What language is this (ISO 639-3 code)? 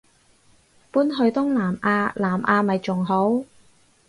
yue